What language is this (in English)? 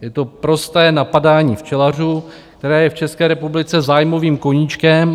Czech